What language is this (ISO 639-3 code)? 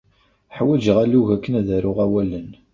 kab